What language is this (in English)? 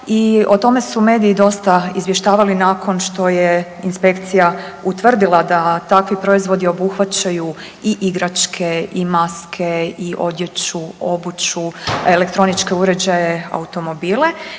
Croatian